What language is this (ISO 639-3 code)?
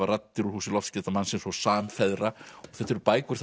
isl